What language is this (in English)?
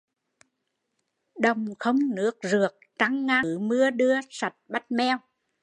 Vietnamese